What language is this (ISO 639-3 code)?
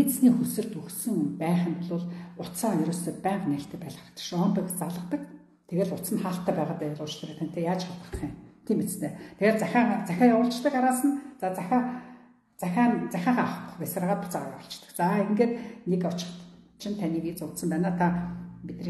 ara